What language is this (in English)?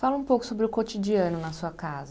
Portuguese